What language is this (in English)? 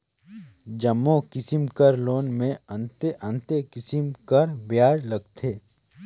Chhattisgarhi